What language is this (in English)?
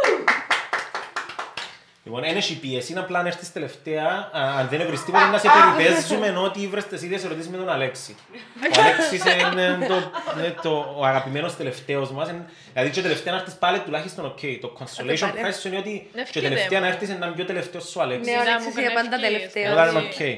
Greek